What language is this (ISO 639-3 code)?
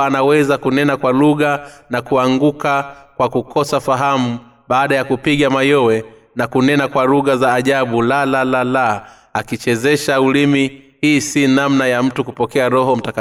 swa